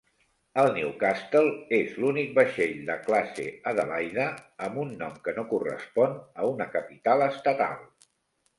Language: Catalan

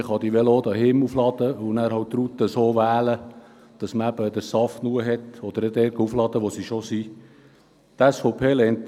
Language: Swiss German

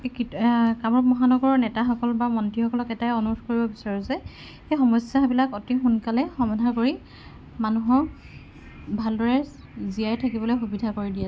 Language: Assamese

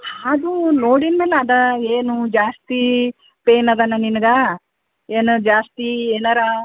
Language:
Kannada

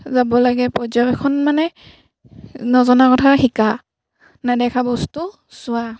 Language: Assamese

